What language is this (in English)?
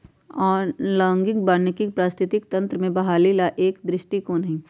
Magahi